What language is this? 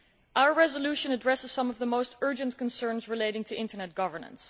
English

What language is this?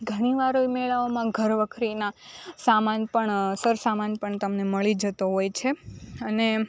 Gujarati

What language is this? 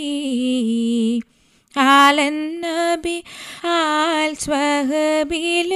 Malayalam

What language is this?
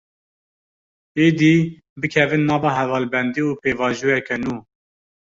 Kurdish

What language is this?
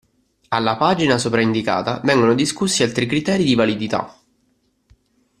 Italian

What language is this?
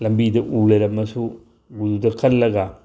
Manipuri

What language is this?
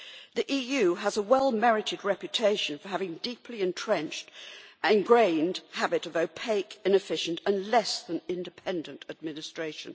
English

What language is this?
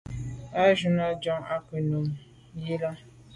Medumba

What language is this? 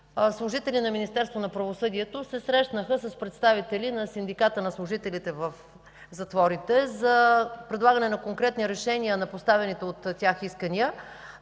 Bulgarian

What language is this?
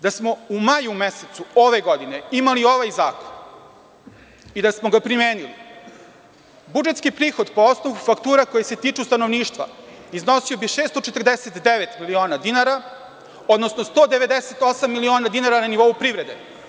Serbian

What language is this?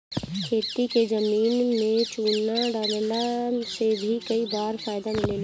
Bhojpuri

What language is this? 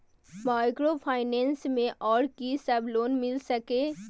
Maithili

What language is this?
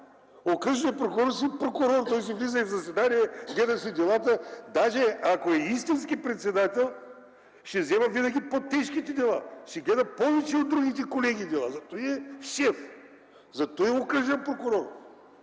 Bulgarian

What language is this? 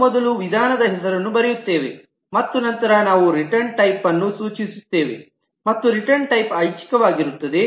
Kannada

